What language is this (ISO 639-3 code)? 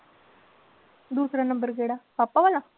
pan